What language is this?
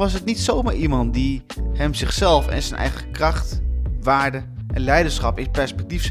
Dutch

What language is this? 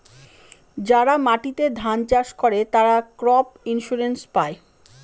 Bangla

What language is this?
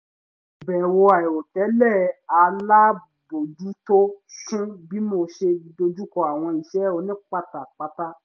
Yoruba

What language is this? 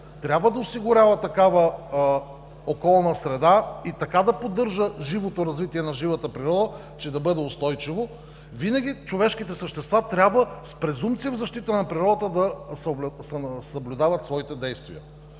Bulgarian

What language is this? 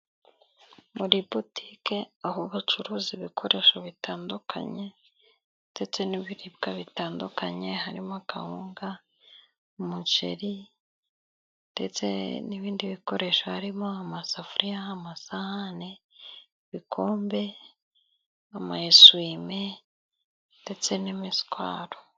Kinyarwanda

